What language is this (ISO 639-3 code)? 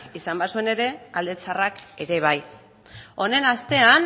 eus